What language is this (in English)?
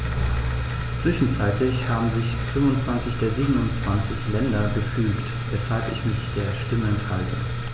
German